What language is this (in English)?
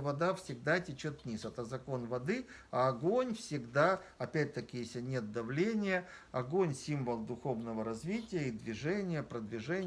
Russian